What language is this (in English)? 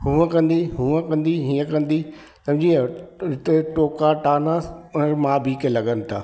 Sindhi